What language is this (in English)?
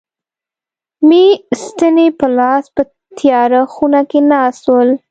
Pashto